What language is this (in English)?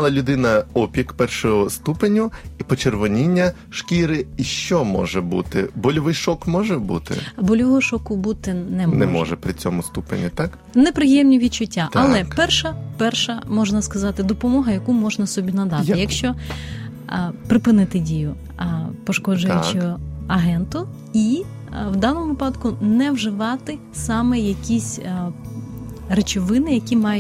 Ukrainian